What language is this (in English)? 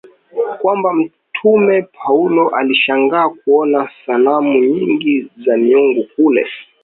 Swahili